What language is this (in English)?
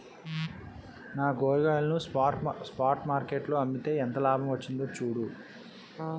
Telugu